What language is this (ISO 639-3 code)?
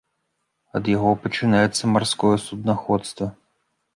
bel